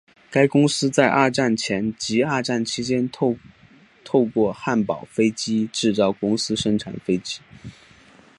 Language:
Chinese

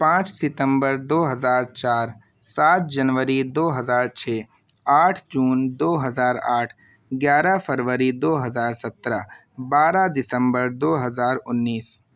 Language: Urdu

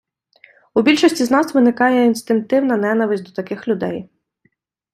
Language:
Ukrainian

